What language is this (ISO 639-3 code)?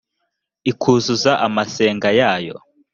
kin